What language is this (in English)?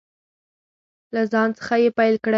Pashto